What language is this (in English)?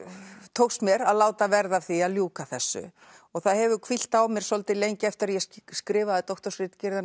Icelandic